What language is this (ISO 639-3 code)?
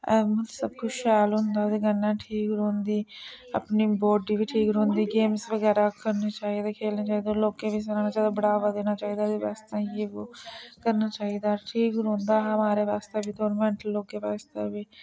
doi